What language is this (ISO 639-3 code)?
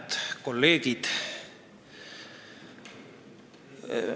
est